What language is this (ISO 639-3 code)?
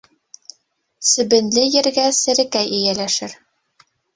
bak